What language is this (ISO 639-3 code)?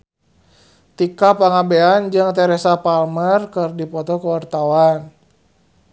sun